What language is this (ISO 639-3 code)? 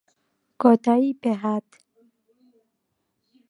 ckb